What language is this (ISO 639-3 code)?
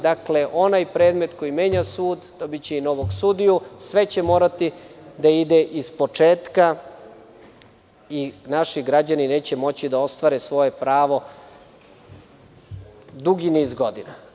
srp